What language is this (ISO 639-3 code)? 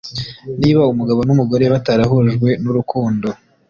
kin